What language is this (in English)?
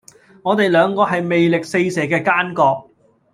Cantonese